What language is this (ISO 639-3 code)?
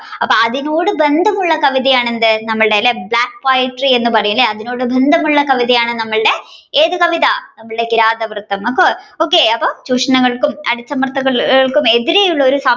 mal